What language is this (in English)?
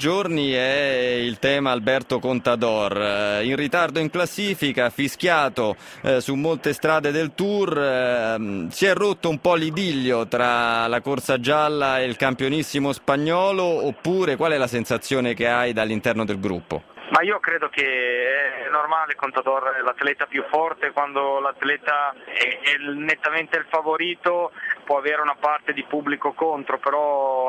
Italian